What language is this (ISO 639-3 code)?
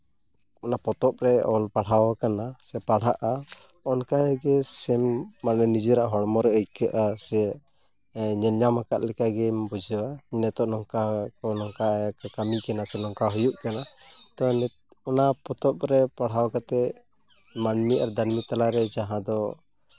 sat